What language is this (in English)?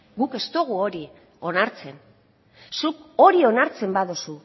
Basque